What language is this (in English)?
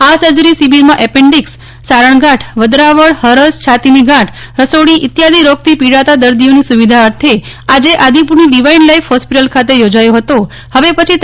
Gujarati